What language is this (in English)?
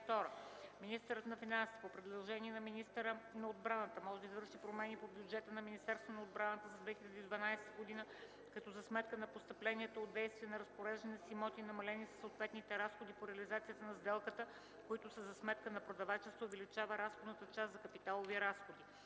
Bulgarian